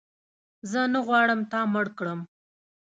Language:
Pashto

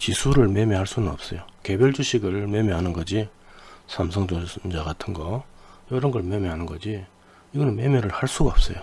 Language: Korean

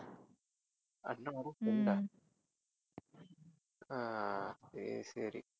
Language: Tamil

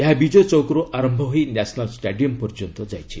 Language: Odia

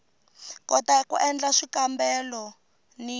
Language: Tsonga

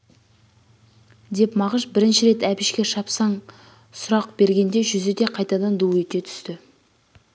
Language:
Kazakh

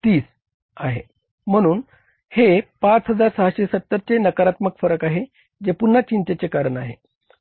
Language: Marathi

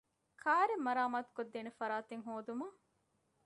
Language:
Divehi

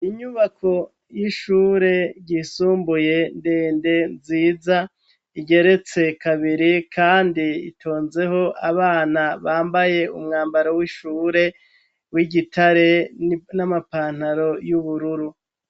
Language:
Rundi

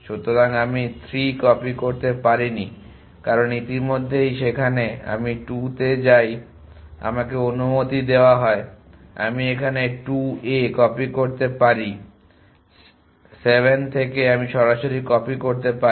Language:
Bangla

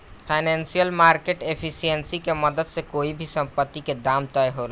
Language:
Bhojpuri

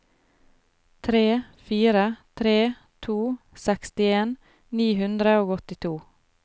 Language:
Norwegian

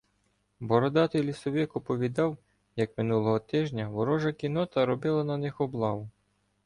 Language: Ukrainian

